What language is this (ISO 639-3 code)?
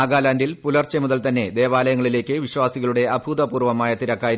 mal